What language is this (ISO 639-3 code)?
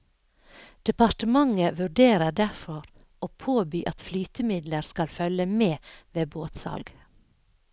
nor